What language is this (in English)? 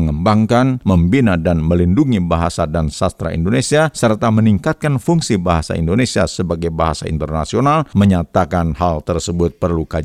Indonesian